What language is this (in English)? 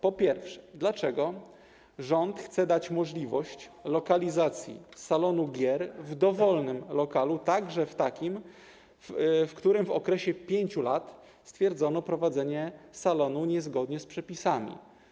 Polish